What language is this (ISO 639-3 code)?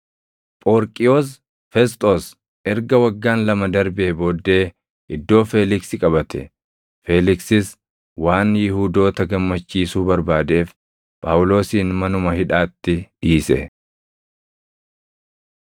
orm